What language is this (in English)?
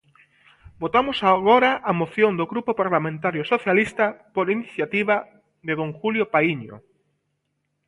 Galician